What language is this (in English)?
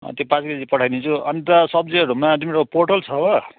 Nepali